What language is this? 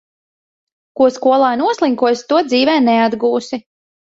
Latvian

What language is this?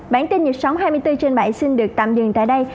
Vietnamese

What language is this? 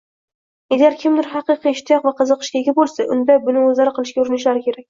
Uzbek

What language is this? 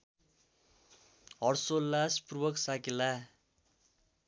Nepali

